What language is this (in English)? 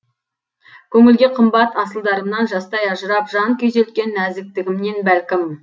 Kazakh